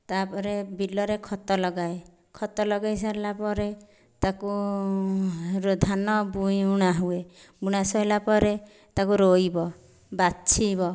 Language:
Odia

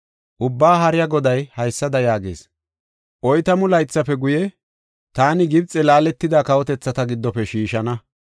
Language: Gofa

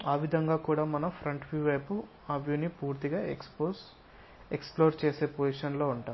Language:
Telugu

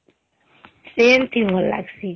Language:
Odia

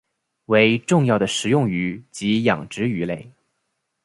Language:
Chinese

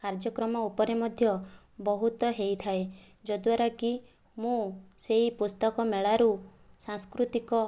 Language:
Odia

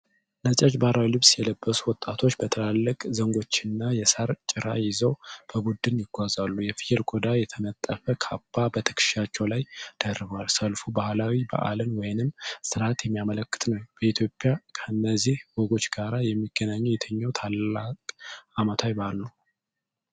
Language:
Amharic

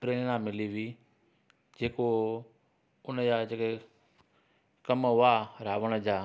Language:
Sindhi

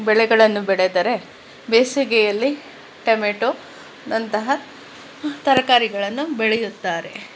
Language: Kannada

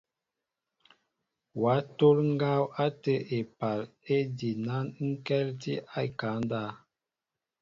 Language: Mbo (Cameroon)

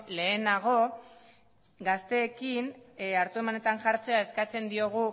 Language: Basque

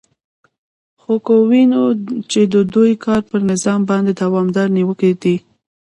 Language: Pashto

